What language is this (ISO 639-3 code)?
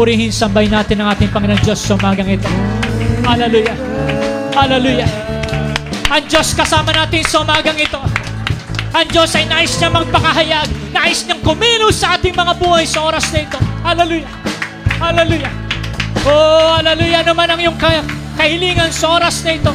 fil